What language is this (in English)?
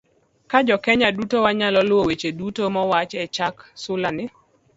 Luo (Kenya and Tanzania)